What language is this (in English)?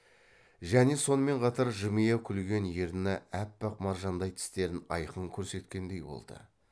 Kazakh